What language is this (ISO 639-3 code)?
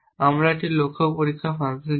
ben